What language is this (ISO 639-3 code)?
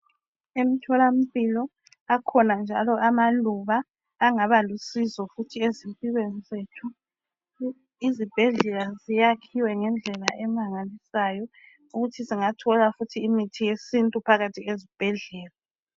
nde